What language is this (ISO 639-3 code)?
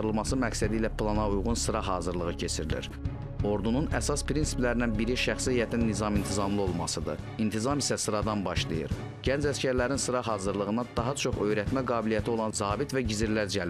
tur